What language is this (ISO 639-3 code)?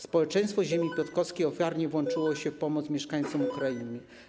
pol